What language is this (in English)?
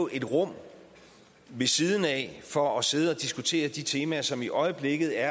Danish